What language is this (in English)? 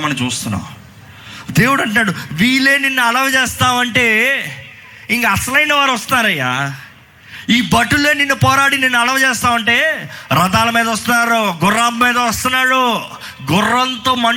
Telugu